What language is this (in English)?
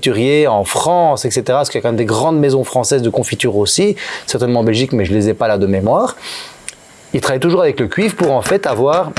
French